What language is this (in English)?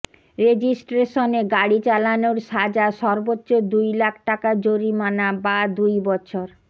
Bangla